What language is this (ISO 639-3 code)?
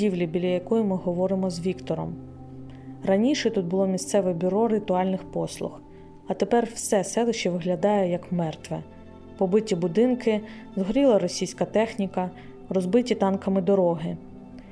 ukr